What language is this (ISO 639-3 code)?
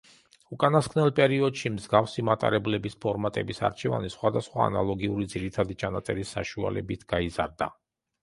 kat